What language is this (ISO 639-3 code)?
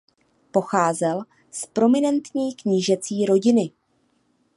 ces